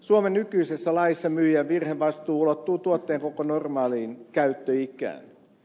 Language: Finnish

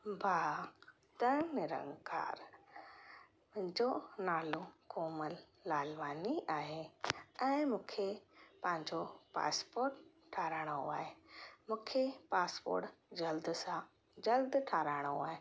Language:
Sindhi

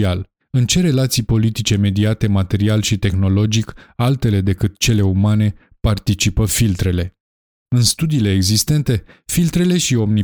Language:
Romanian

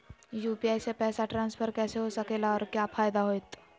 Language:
Magahi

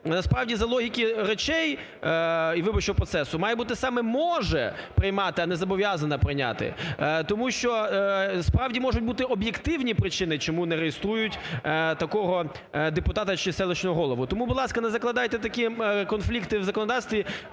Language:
Ukrainian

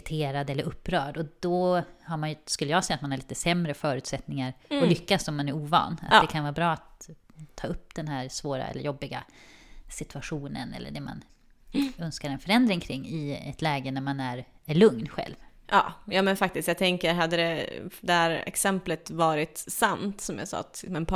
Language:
Swedish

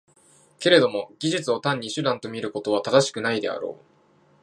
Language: Japanese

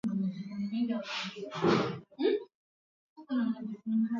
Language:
Swahili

